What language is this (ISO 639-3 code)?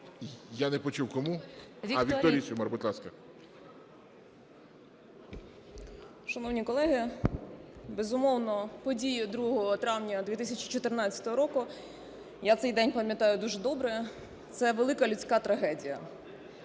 ukr